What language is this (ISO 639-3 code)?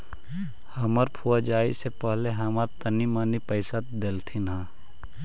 mag